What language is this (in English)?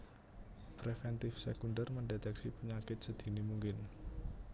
Javanese